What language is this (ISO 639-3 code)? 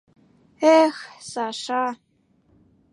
chm